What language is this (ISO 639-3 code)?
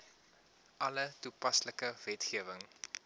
afr